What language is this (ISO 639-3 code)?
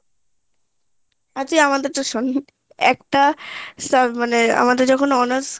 ben